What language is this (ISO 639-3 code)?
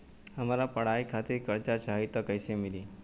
bho